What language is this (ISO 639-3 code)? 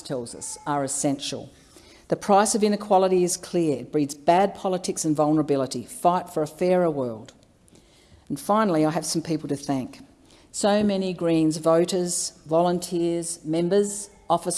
eng